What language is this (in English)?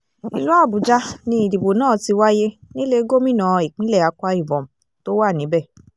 Yoruba